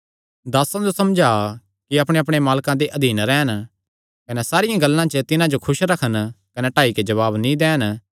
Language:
Kangri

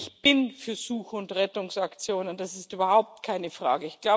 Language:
German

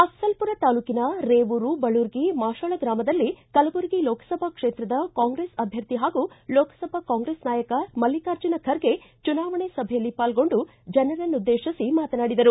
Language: Kannada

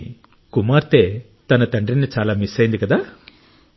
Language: Telugu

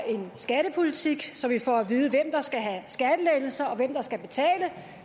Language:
Danish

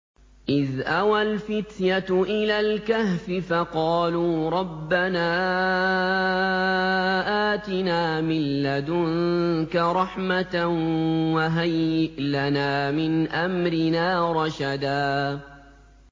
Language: Arabic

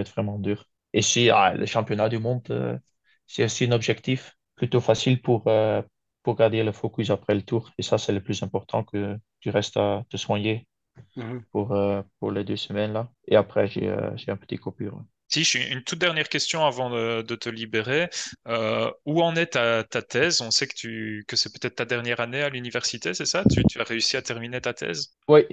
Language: French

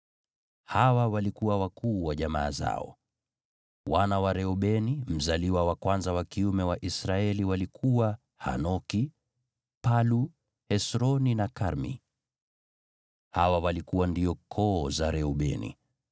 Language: Swahili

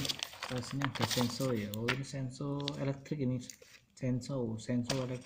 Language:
Indonesian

